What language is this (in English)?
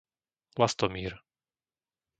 Slovak